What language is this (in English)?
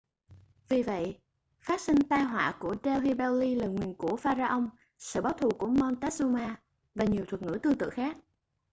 Vietnamese